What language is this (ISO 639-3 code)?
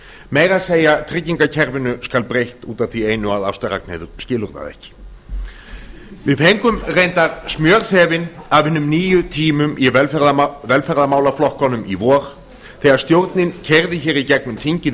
isl